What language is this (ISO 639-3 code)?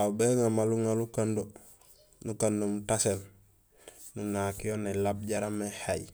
gsl